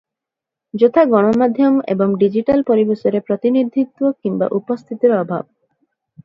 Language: Odia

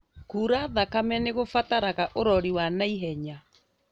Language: Kikuyu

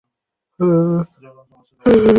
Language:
Bangla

